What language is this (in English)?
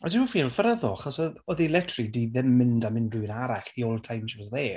Welsh